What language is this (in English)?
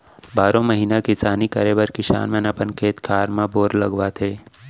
Chhattisgarhi